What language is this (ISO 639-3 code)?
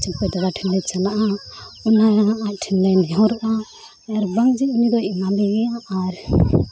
sat